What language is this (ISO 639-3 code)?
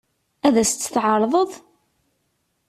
kab